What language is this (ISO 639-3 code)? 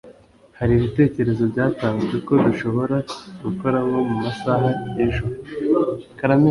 kin